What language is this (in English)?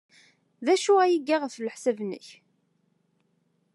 Kabyle